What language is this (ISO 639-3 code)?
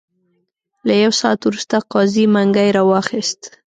pus